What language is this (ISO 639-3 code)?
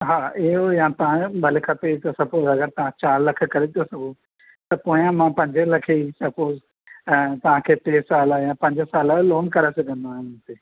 snd